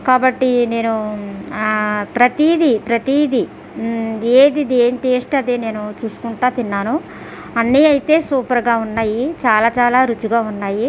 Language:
Telugu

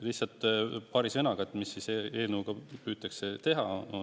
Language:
Estonian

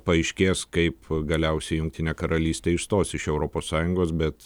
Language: Lithuanian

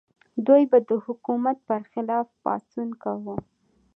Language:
Pashto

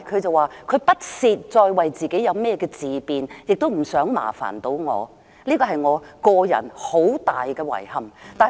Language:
Cantonese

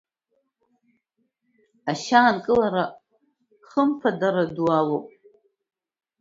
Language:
Abkhazian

